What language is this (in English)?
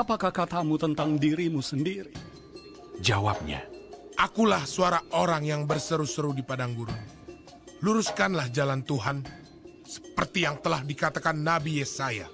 Indonesian